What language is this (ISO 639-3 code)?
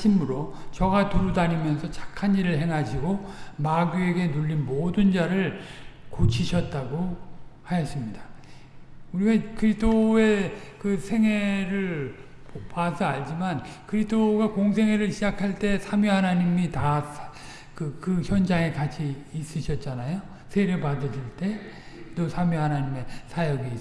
kor